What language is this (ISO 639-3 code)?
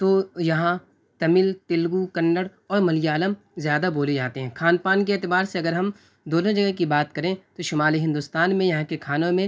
urd